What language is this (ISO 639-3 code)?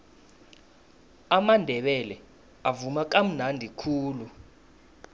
nbl